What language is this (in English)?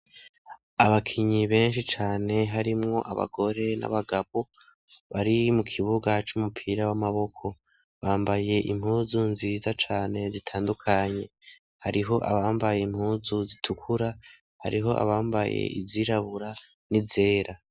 Rundi